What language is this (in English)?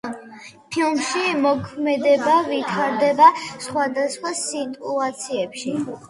Georgian